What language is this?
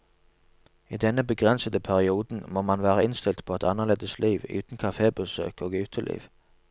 Norwegian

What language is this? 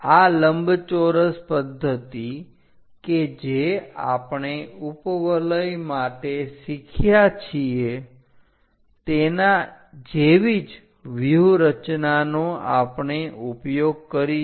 Gujarati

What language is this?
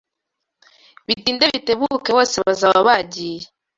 Kinyarwanda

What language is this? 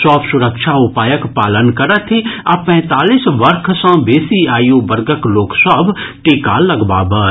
Maithili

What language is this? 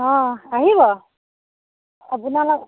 Assamese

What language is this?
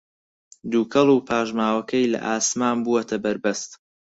Central Kurdish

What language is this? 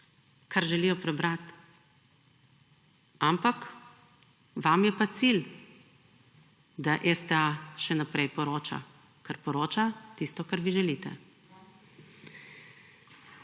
Slovenian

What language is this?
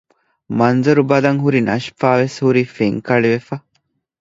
Divehi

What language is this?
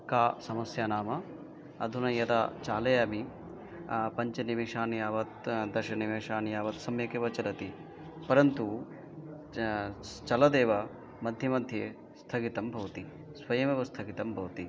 Sanskrit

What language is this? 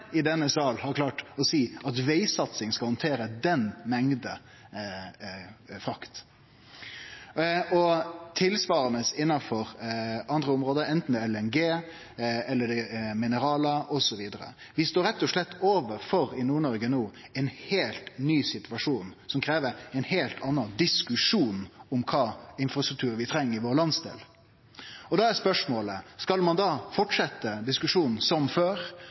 Norwegian Nynorsk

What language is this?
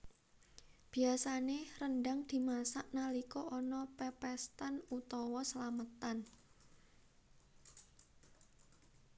Javanese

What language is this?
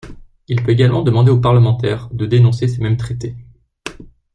French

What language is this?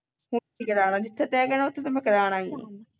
Punjabi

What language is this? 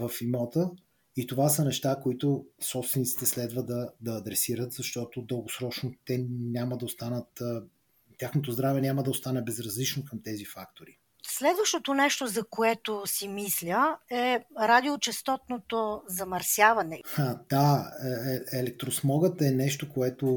Bulgarian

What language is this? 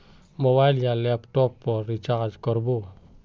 Magahi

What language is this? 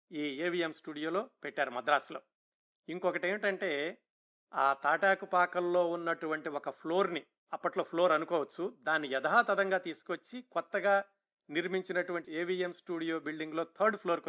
Telugu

